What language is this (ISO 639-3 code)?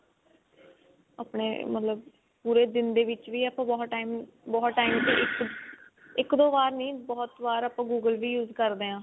pan